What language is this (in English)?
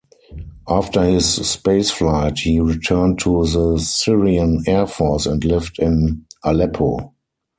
English